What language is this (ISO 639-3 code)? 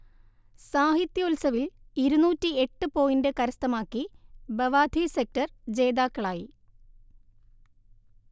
mal